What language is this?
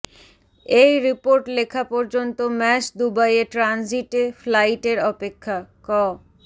Bangla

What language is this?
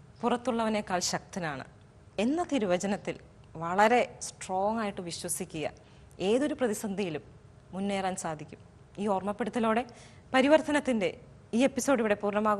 Turkish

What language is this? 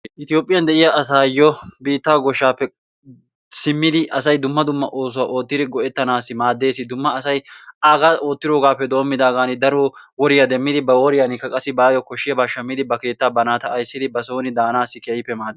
Wolaytta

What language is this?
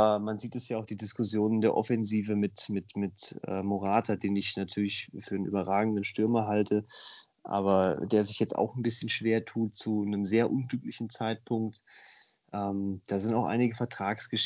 German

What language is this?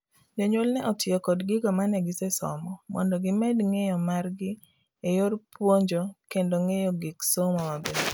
Luo (Kenya and Tanzania)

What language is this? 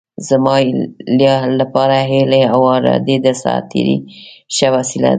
Pashto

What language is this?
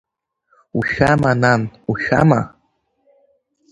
Abkhazian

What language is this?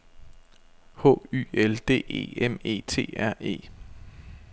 Danish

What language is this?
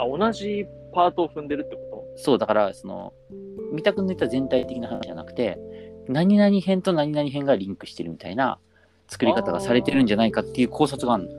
Japanese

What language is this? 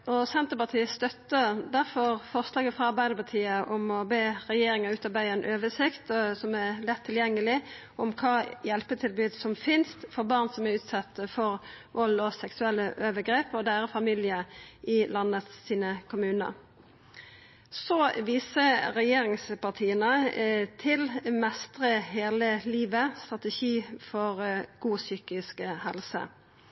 Norwegian Nynorsk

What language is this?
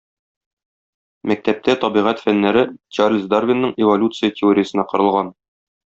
Tatar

